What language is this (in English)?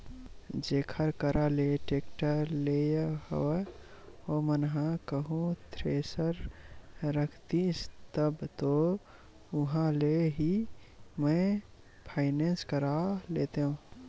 Chhattisgarhi